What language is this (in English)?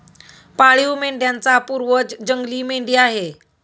Marathi